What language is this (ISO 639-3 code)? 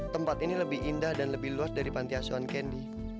ind